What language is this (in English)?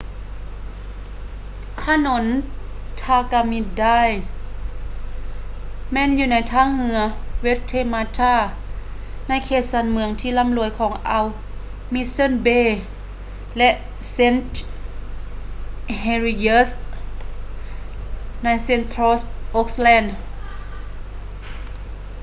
Lao